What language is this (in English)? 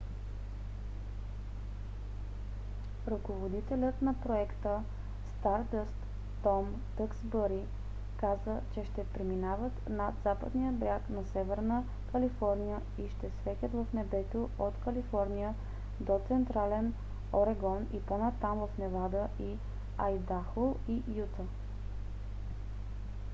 Bulgarian